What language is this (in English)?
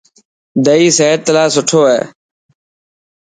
Dhatki